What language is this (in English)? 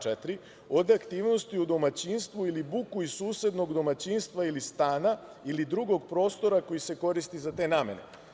Serbian